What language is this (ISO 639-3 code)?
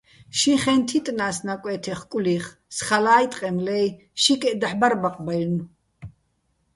bbl